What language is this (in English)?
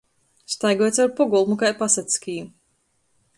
Latgalian